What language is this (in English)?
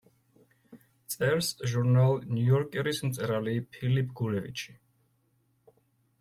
Georgian